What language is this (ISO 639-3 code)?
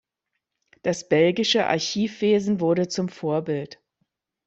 deu